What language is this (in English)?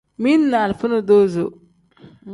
Tem